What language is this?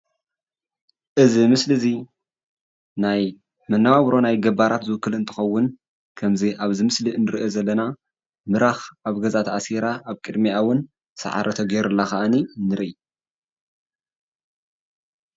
Tigrinya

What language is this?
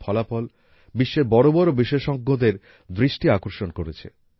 Bangla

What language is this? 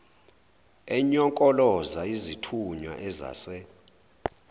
Zulu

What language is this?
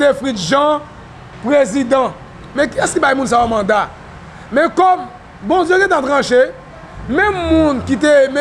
French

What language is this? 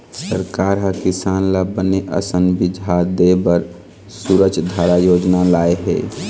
Chhattisgarhi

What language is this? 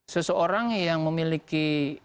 Indonesian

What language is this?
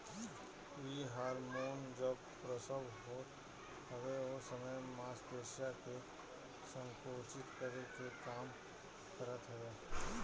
Bhojpuri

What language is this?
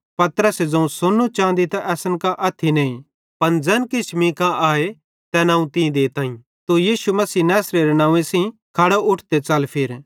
Bhadrawahi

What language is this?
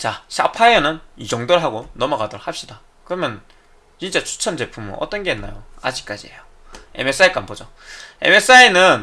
Korean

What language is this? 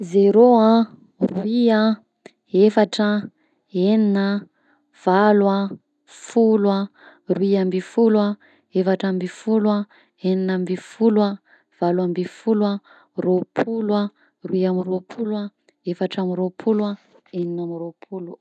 Southern Betsimisaraka Malagasy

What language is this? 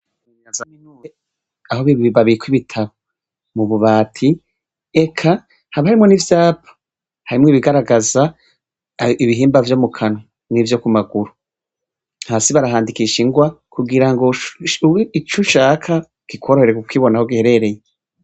Rundi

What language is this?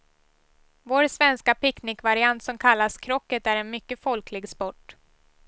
Swedish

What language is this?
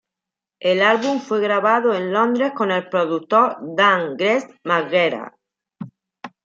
Spanish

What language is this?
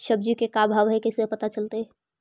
Magahi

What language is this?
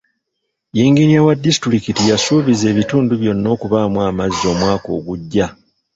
Ganda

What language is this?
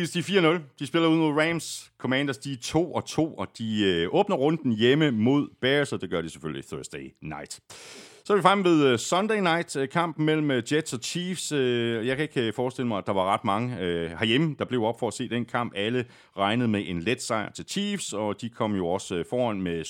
Danish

